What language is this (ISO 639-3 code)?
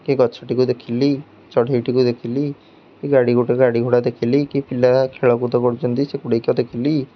ori